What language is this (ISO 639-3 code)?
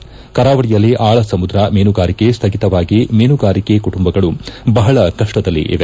kan